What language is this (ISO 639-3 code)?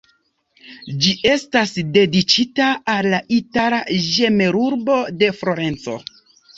epo